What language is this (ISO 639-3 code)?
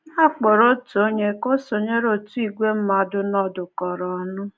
ibo